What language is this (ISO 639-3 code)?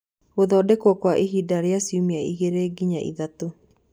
kik